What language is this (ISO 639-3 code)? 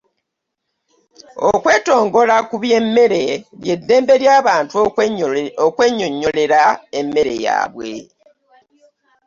lug